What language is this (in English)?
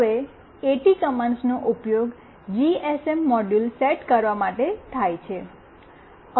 Gujarati